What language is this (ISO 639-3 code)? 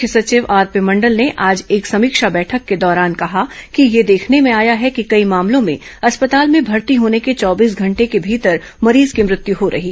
hin